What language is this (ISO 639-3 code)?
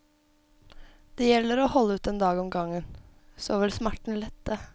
nor